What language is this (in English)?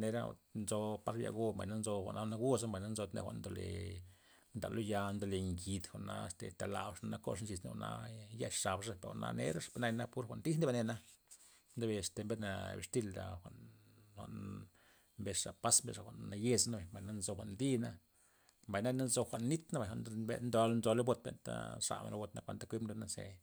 Loxicha Zapotec